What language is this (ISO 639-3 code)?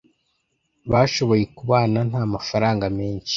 kin